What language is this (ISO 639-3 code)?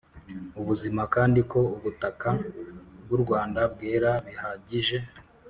kin